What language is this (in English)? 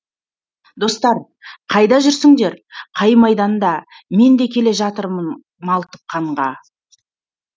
Kazakh